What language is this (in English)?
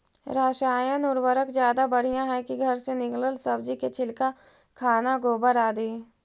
Magahi